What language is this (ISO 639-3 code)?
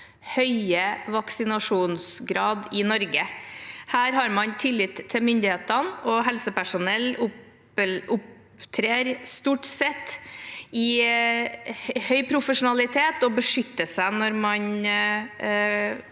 nor